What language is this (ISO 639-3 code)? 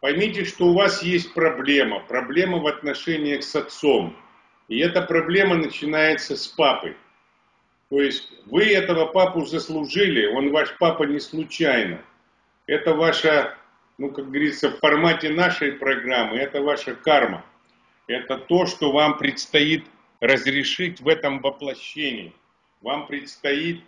rus